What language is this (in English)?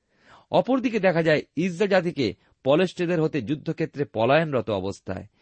Bangla